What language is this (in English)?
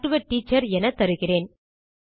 Tamil